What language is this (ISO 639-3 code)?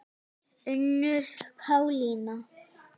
isl